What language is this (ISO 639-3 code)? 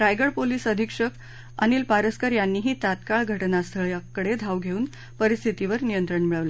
mar